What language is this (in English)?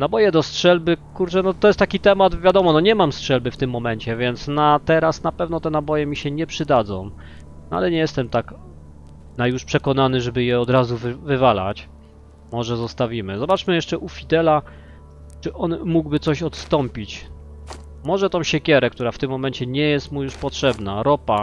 Polish